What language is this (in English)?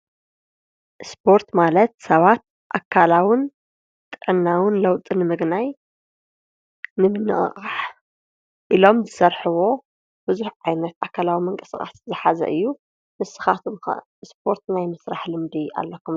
Tigrinya